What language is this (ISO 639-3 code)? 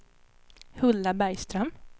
swe